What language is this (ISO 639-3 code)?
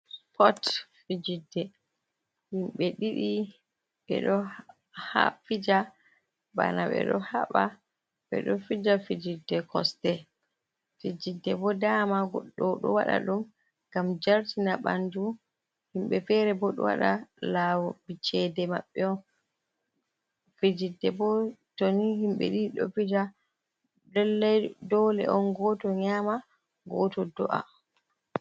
ful